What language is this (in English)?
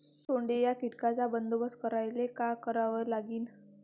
Marathi